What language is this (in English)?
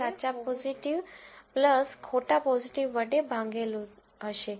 Gujarati